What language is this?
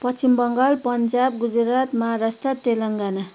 Nepali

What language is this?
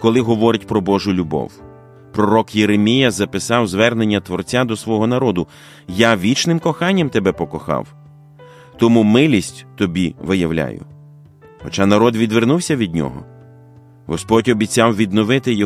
Ukrainian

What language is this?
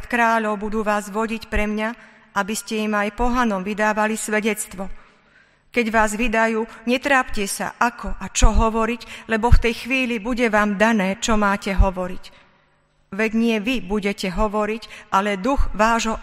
Slovak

